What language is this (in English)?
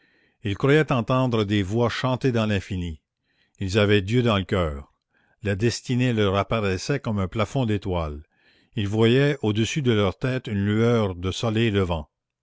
French